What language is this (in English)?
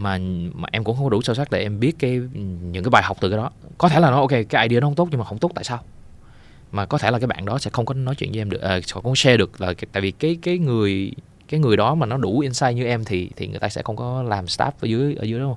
Vietnamese